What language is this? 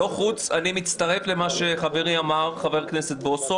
Hebrew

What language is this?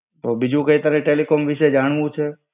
Gujarati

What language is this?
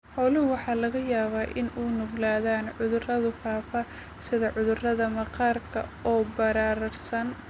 Somali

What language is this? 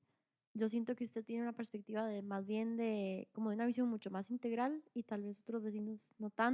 Spanish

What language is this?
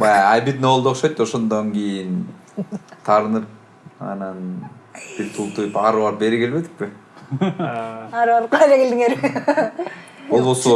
Turkish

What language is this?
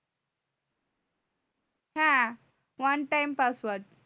Bangla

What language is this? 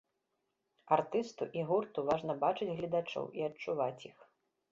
Belarusian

